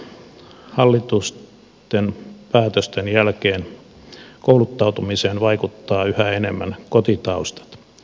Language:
Finnish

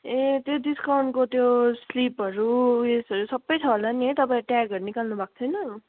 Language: Nepali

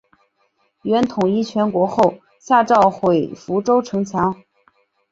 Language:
Chinese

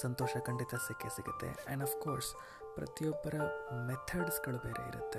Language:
Kannada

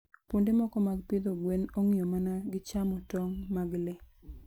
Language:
Luo (Kenya and Tanzania)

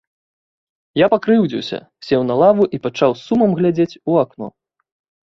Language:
Belarusian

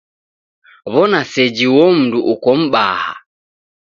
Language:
Taita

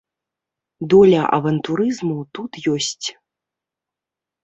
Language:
Belarusian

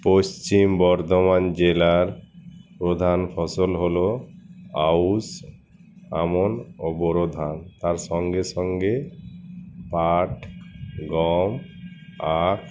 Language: Bangla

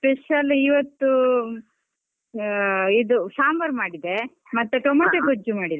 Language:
Kannada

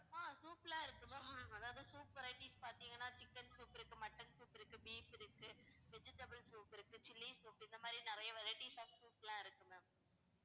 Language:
Tamil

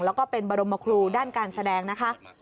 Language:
Thai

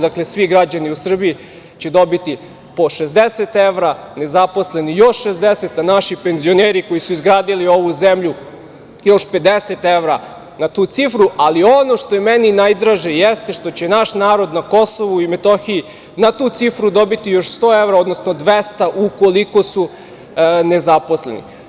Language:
Serbian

